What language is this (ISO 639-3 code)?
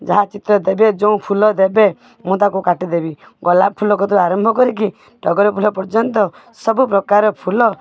ori